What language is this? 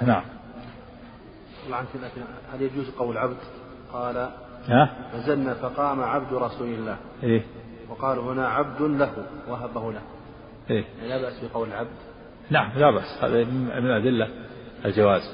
Arabic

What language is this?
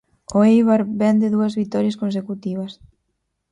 Galician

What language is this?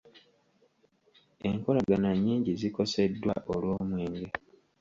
Ganda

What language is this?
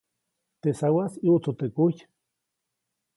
Copainalá Zoque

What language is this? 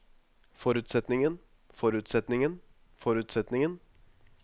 Norwegian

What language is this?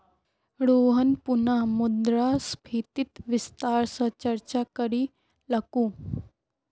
Magahi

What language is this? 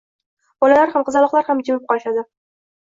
Uzbek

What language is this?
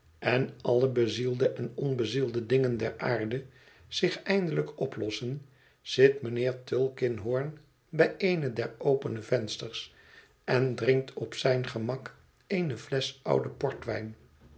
Dutch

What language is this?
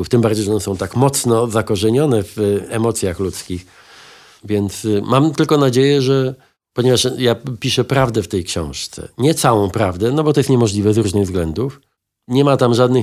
Polish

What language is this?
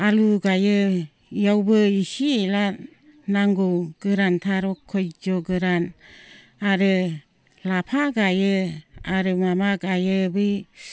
Bodo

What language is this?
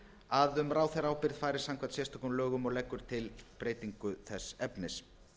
Icelandic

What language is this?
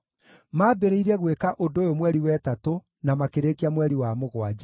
Kikuyu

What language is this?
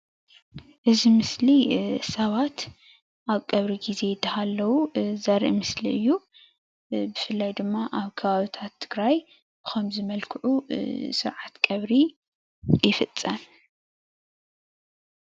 Tigrinya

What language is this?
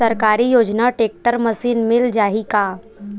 Chhattisgarhi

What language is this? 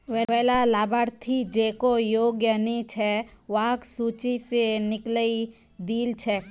Magahi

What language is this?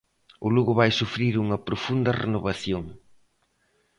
Galician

